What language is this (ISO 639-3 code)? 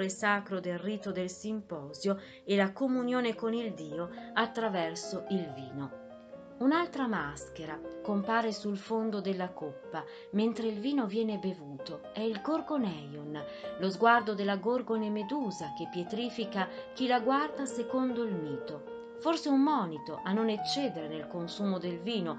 ita